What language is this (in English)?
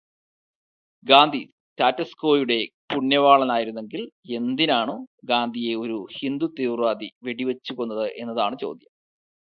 Malayalam